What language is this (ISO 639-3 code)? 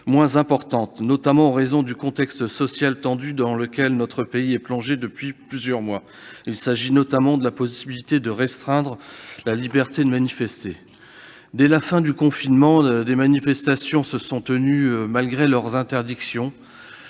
fra